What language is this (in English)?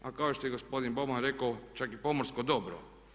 Croatian